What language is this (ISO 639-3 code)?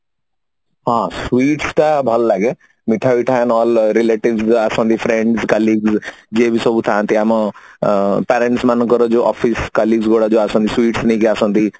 ori